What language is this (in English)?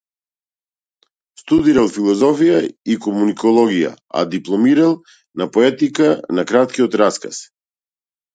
Macedonian